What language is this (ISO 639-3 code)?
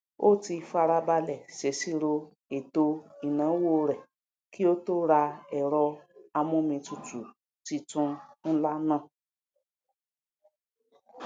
yor